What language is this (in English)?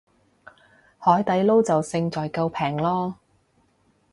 Cantonese